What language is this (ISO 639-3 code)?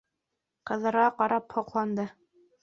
bak